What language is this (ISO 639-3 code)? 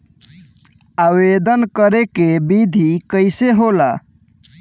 bho